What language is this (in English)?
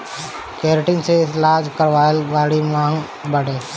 Bhojpuri